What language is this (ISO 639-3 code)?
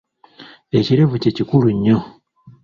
lug